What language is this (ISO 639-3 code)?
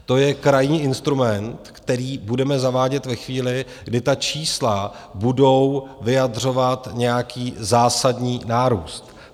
ces